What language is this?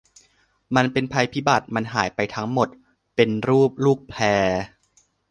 Thai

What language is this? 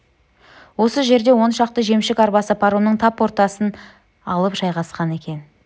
Kazakh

